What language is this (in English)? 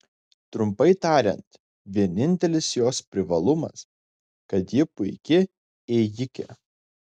Lithuanian